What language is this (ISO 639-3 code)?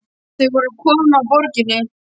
isl